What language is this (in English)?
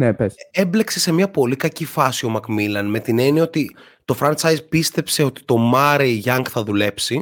Greek